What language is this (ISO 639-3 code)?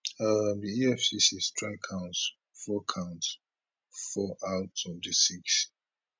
pcm